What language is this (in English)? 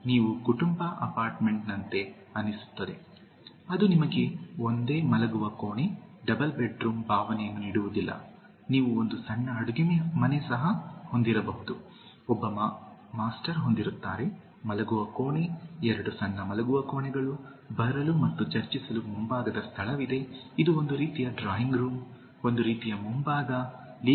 Kannada